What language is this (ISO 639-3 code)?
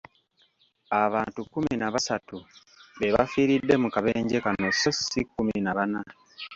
lug